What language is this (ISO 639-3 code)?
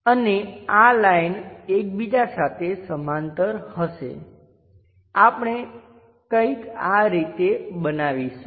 guj